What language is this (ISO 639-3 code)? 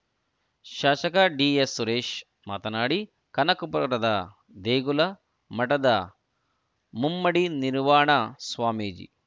kan